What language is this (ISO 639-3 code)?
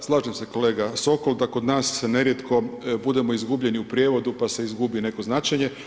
hrv